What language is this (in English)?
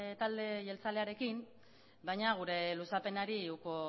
Basque